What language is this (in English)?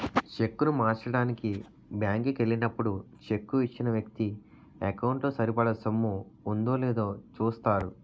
Telugu